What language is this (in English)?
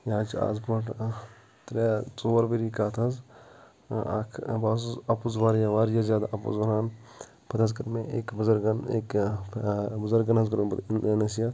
Kashmiri